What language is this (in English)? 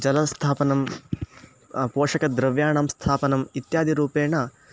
Sanskrit